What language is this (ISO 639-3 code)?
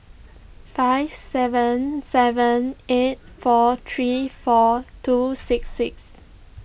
eng